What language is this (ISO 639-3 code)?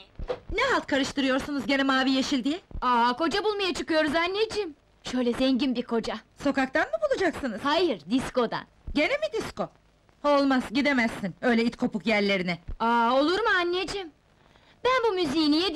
tur